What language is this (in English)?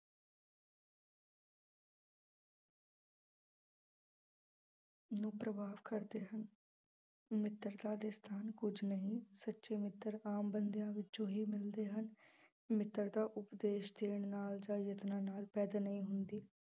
Punjabi